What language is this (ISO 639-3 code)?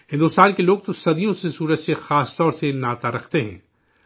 urd